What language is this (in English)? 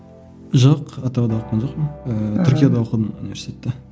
Kazakh